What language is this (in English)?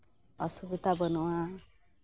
Santali